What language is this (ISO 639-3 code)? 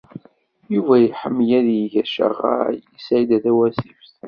kab